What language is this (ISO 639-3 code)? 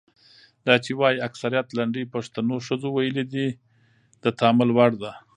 pus